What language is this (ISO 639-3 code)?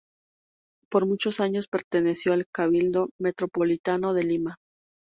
spa